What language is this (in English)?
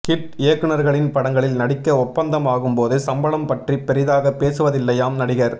Tamil